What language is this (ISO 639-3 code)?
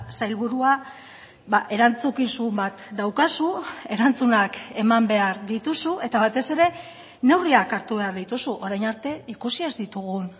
eus